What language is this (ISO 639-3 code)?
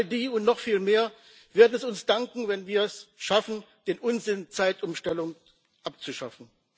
deu